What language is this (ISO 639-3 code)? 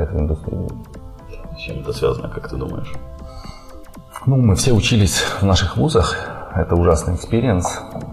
rus